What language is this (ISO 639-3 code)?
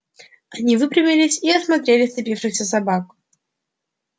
rus